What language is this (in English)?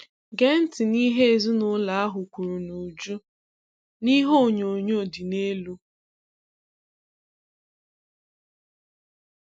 Igbo